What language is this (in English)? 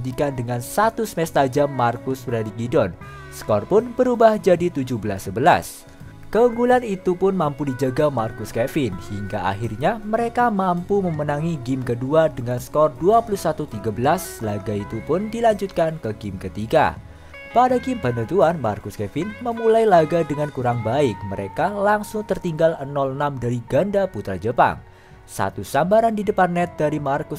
Indonesian